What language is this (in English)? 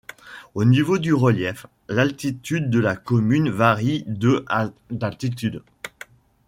French